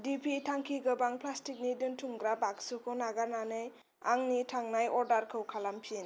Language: Bodo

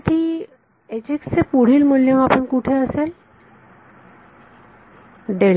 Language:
Marathi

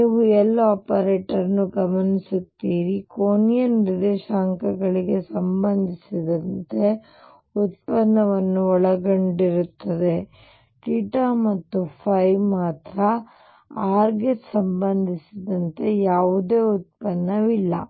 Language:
Kannada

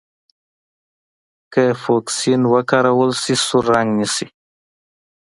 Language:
Pashto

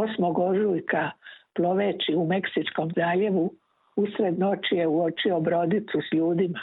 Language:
Croatian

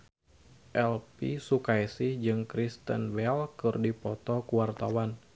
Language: Sundanese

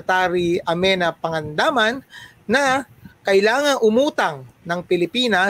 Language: Filipino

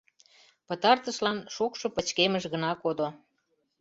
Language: Mari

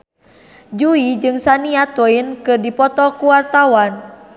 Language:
Sundanese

